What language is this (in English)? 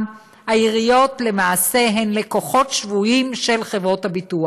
Hebrew